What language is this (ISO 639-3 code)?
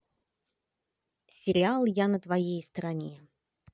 rus